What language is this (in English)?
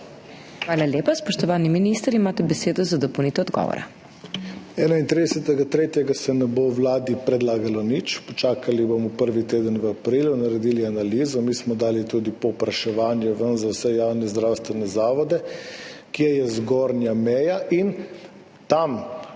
Slovenian